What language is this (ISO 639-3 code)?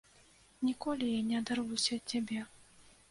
bel